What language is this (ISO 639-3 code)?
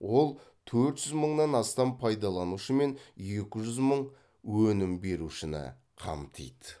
kaz